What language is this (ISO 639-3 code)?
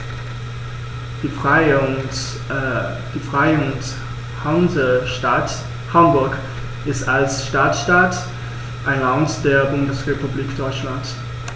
deu